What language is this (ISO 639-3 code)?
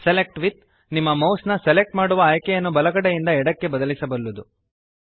kan